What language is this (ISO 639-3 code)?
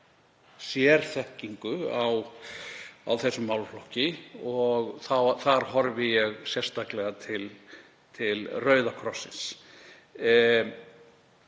isl